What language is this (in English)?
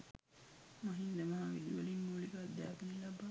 Sinhala